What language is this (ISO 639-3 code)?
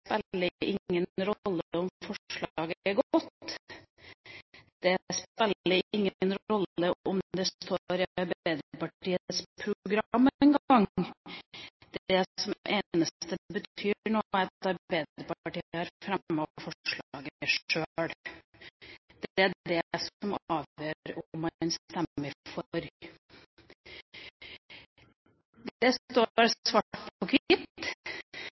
nob